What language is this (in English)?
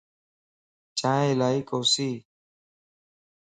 Lasi